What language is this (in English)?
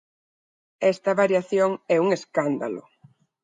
Galician